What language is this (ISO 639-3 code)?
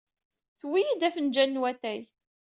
kab